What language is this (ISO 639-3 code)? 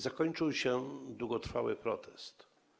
pol